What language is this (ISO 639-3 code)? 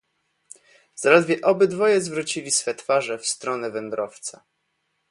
pol